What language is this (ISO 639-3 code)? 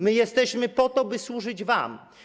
pol